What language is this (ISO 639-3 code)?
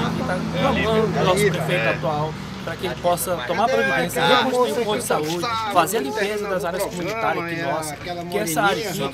por